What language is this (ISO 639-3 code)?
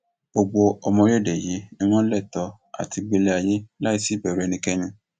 yor